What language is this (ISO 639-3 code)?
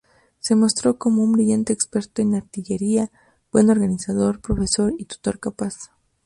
spa